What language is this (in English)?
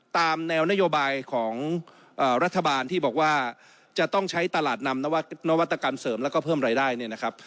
Thai